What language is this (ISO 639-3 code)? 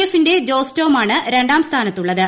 mal